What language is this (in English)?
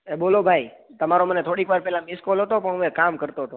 Gujarati